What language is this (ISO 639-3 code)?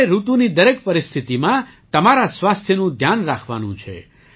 guj